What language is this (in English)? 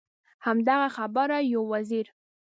Pashto